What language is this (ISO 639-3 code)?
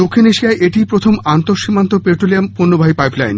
ben